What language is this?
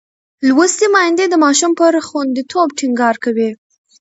Pashto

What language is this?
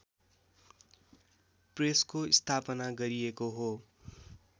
Nepali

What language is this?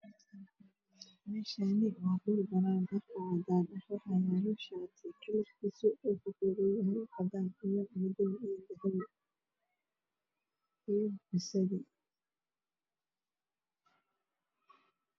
Somali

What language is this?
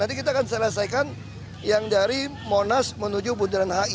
Indonesian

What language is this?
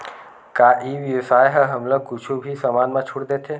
Chhattisgarhi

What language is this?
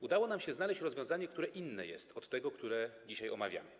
Polish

